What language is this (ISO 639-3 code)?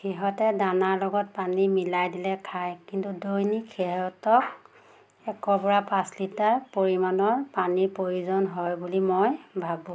asm